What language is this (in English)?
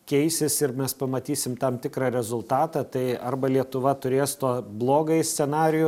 Lithuanian